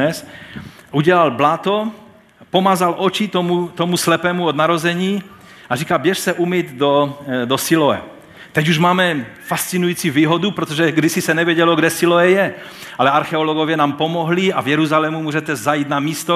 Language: Czech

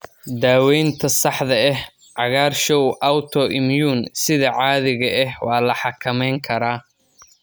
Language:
Somali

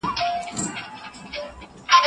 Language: Pashto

